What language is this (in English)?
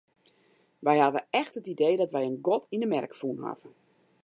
Western Frisian